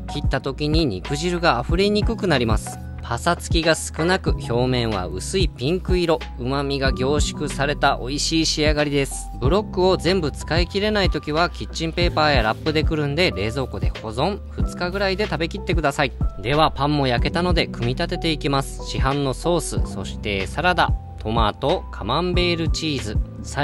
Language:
Japanese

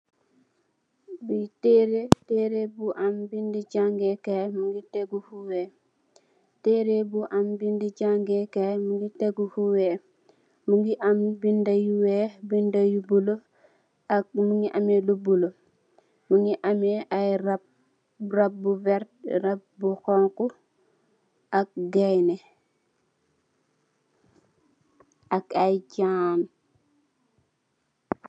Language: Wolof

